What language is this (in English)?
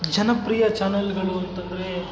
Kannada